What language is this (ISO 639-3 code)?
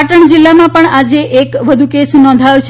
guj